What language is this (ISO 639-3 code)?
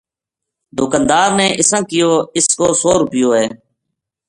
gju